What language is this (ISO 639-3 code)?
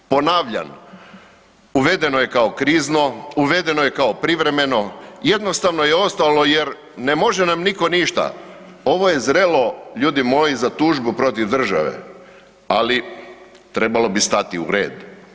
hrv